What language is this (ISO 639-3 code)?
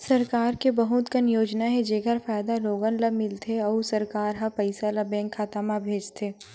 hne